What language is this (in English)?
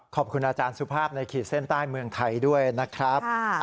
Thai